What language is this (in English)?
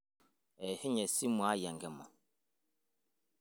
Masai